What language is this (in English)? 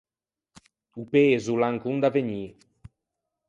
Ligurian